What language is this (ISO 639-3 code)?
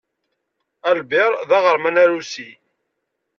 kab